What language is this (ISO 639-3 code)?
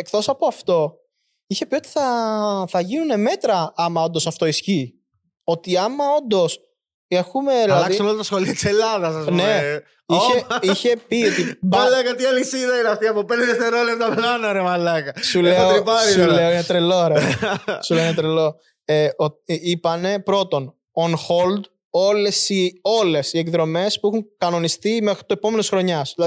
ell